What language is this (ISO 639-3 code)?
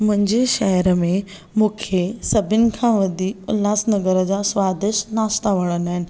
snd